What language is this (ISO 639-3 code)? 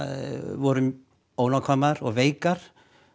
isl